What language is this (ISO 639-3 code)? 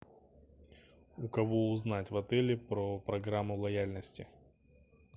rus